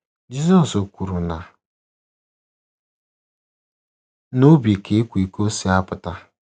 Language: Igbo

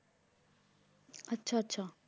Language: Punjabi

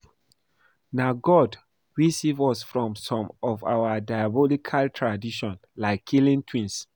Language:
Nigerian Pidgin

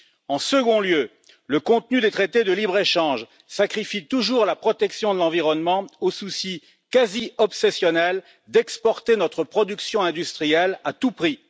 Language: French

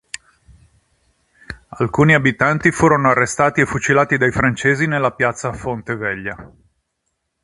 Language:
Italian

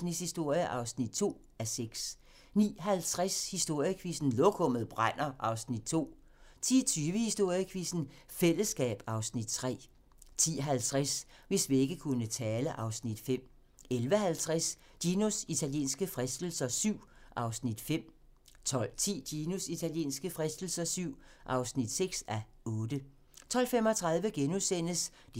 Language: Danish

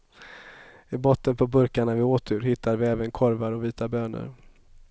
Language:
Swedish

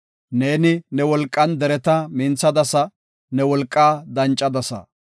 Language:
Gofa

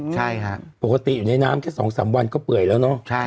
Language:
Thai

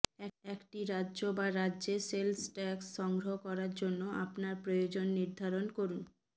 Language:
Bangla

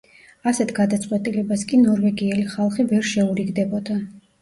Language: Georgian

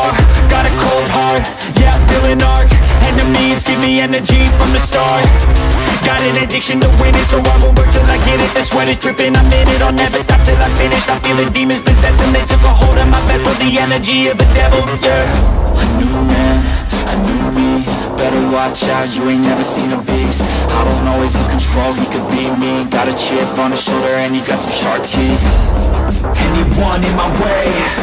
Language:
English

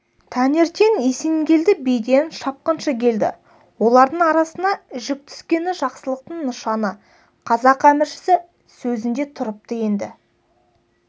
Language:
Kazakh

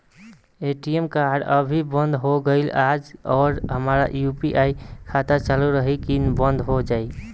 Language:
Bhojpuri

